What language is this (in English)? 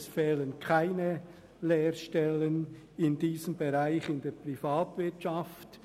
Swiss German